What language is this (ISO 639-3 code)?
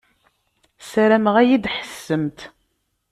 kab